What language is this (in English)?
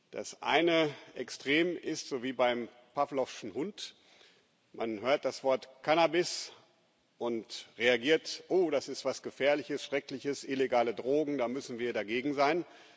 German